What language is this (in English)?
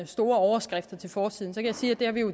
Danish